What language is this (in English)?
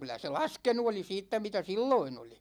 Finnish